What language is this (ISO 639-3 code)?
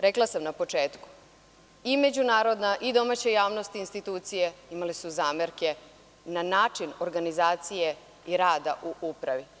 srp